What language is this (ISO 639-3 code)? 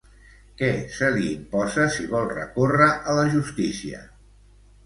cat